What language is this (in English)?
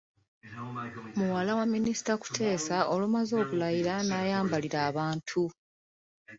Ganda